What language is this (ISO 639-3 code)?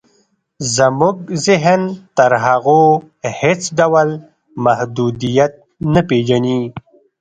pus